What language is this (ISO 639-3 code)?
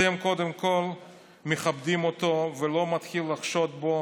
heb